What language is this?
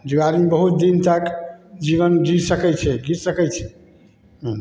Maithili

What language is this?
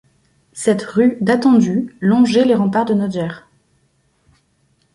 French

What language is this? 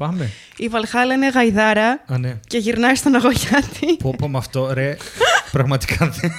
Greek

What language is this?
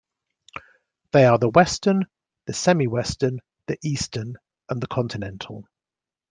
English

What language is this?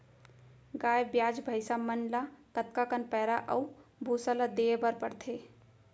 Chhattisgarhi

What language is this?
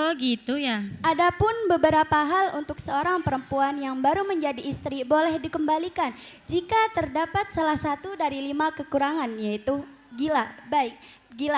Indonesian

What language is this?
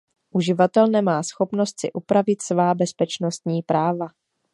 Czech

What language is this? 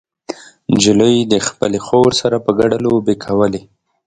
Pashto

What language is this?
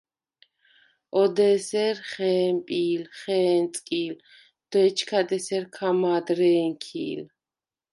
Svan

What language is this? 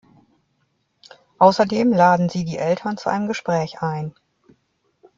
German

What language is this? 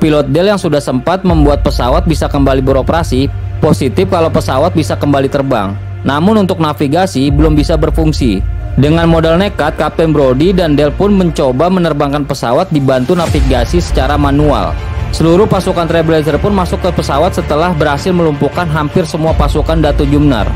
Indonesian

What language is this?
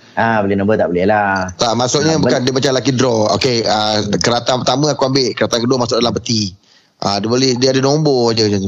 Malay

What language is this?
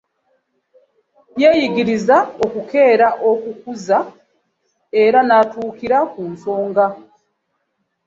Ganda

